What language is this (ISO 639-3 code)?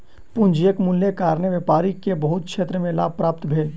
mai